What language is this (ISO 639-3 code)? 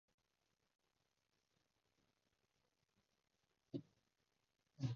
yue